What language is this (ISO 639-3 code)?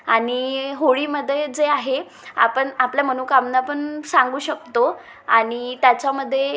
mar